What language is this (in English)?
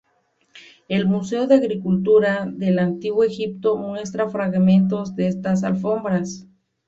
Spanish